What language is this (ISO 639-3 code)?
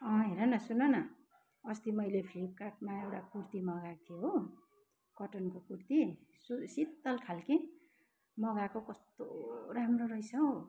nep